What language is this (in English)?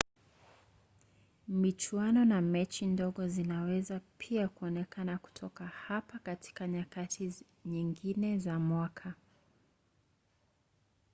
Swahili